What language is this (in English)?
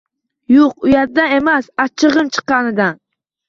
Uzbek